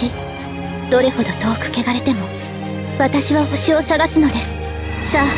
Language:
Japanese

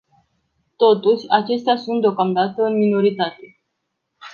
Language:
Romanian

